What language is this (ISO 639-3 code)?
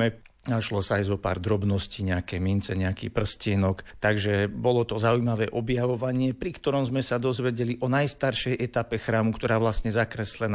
slk